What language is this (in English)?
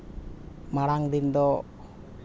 Santali